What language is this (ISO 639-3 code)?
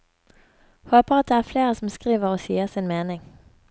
nor